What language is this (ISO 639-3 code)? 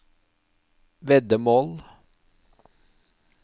nor